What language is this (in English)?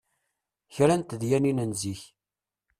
Kabyle